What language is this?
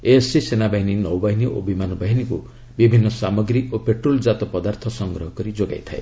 Odia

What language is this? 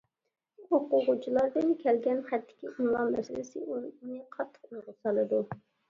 Uyghur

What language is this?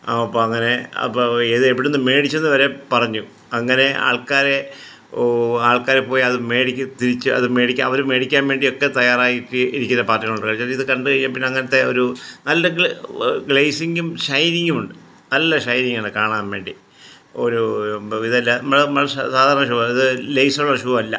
Malayalam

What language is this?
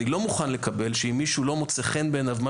Hebrew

